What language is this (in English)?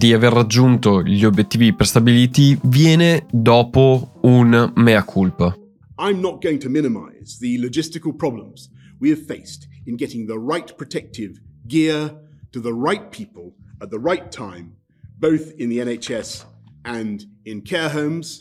Italian